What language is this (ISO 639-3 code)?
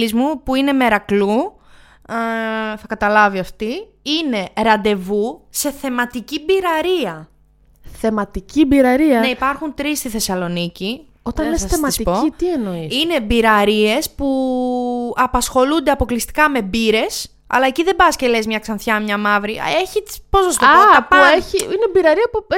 ell